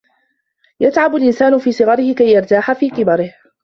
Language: Arabic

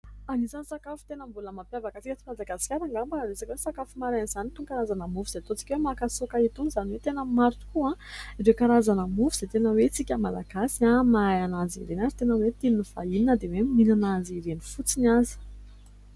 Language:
Malagasy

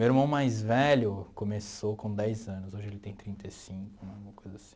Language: Portuguese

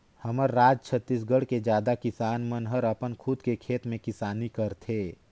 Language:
Chhattisgarhi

